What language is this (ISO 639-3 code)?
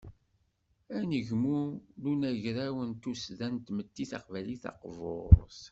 kab